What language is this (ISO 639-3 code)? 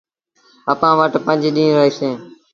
sbn